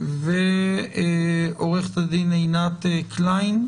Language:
Hebrew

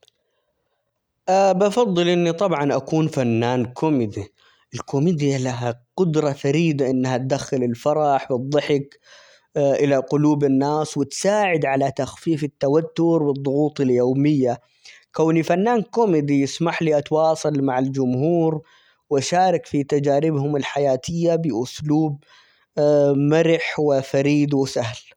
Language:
Omani Arabic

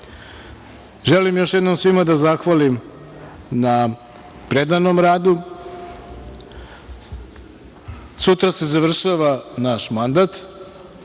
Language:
Serbian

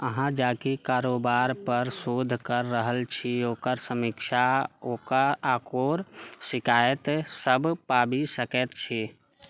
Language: Maithili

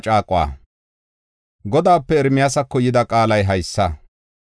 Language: Gofa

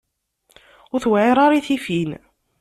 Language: Kabyle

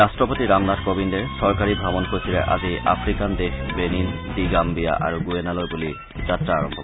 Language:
Assamese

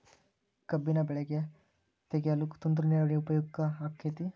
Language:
Kannada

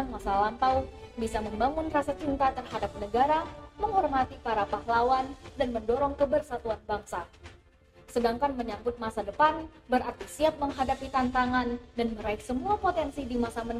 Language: Indonesian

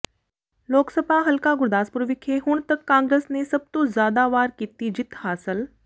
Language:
Punjabi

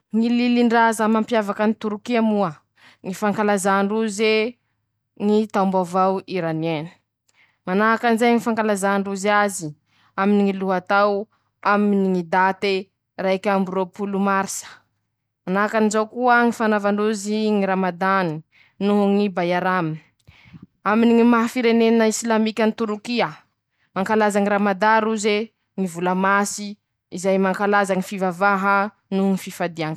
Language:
Masikoro Malagasy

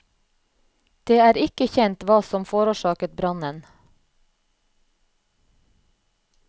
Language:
Norwegian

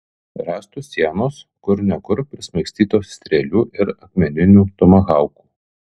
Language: Lithuanian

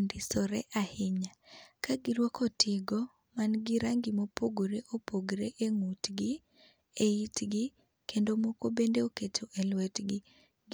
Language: Luo (Kenya and Tanzania)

